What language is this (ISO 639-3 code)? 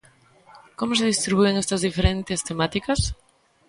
glg